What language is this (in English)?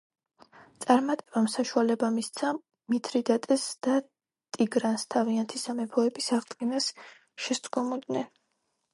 Georgian